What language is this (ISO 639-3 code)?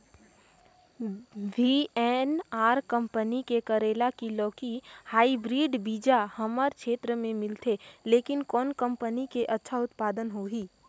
hne